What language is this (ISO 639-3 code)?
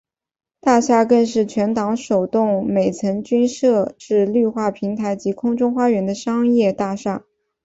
zho